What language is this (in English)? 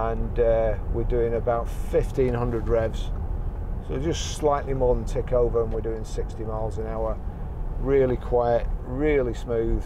English